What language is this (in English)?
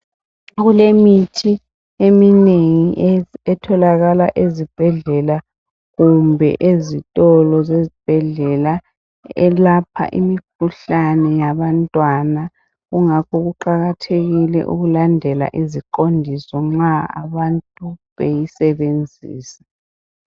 North Ndebele